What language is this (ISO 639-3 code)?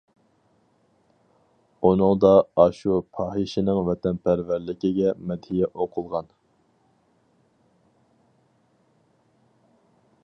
uig